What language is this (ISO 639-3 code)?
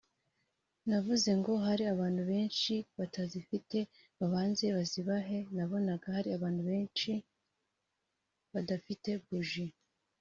kin